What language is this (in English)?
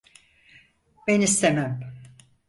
Turkish